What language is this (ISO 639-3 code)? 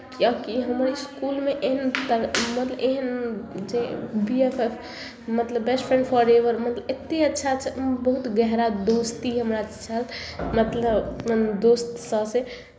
mai